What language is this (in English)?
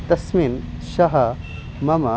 Sanskrit